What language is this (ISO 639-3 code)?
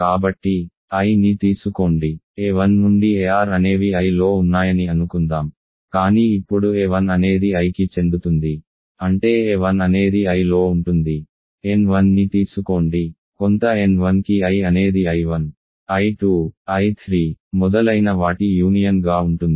tel